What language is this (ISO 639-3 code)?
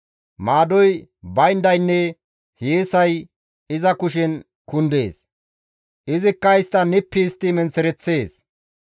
gmv